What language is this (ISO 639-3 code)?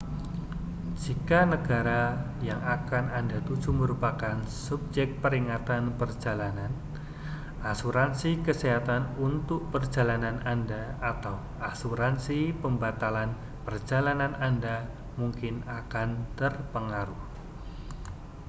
ind